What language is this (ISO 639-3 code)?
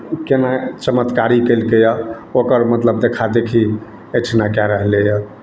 mai